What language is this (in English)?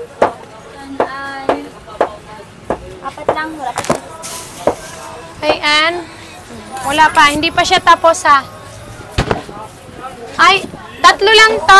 Filipino